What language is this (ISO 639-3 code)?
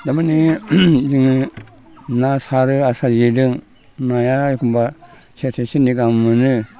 brx